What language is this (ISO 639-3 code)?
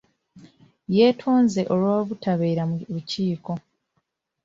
lug